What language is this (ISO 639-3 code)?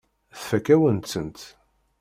kab